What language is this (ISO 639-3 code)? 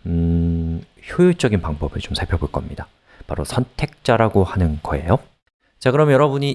kor